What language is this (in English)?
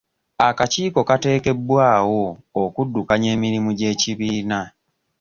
Ganda